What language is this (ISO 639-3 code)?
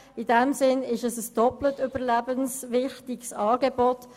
gsw